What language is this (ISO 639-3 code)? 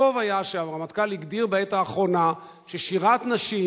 heb